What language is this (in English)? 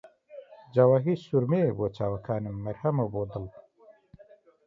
Central Kurdish